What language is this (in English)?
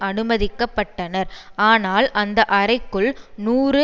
Tamil